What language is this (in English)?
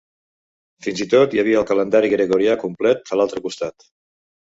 Catalan